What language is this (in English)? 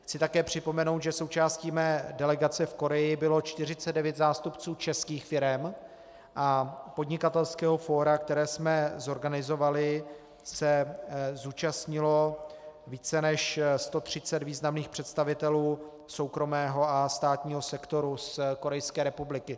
Czech